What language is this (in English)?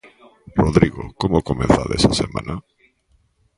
Galician